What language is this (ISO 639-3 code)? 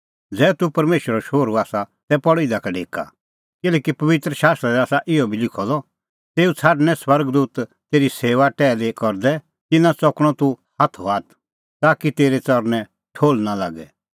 kfx